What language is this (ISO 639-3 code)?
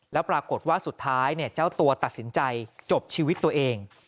tha